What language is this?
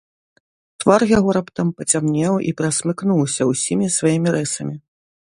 Belarusian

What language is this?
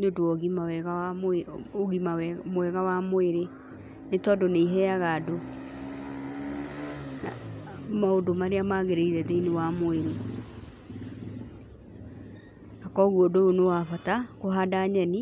Kikuyu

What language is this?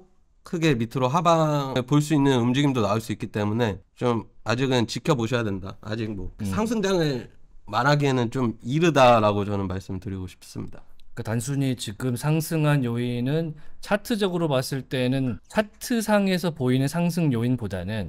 Korean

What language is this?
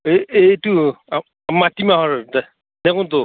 Assamese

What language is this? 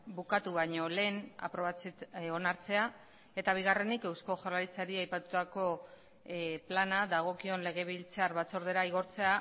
Basque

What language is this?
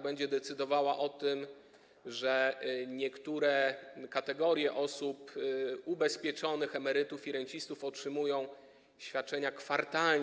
Polish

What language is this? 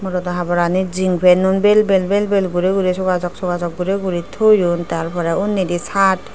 Chakma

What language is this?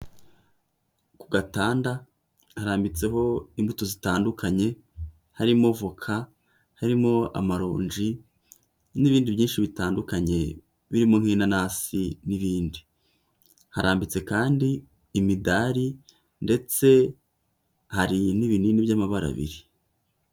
Kinyarwanda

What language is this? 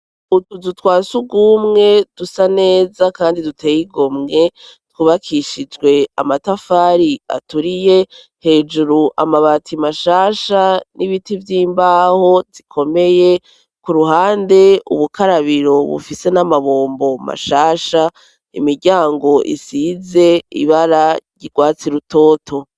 Rundi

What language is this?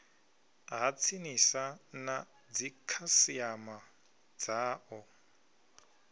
Venda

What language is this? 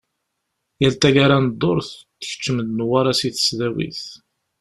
Kabyle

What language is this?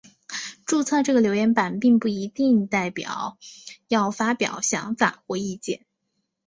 Chinese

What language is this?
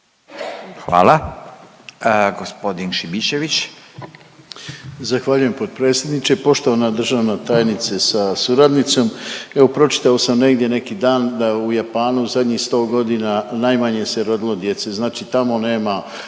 Croatian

